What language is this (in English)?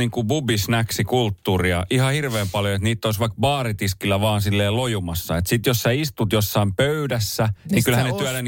Finnish